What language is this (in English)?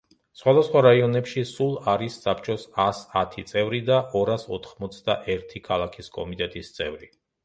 Georgian